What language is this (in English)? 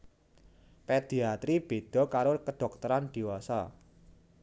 Javanese